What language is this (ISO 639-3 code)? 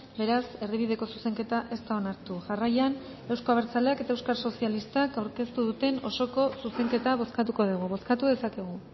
eus